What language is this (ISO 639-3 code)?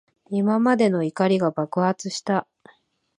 jpn